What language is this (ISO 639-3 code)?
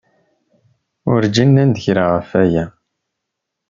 kab